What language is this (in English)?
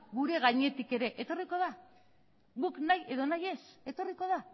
Basque